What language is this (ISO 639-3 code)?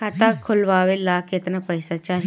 bho